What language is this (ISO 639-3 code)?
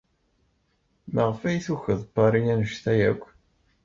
kab